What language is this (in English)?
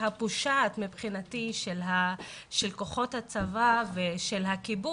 Hebrew